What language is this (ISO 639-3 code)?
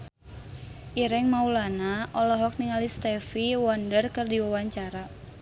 sun